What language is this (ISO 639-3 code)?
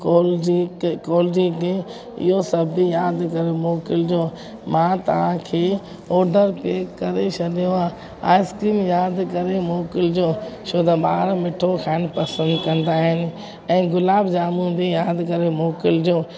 snd